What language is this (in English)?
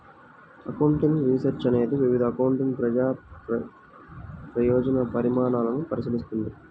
Telugu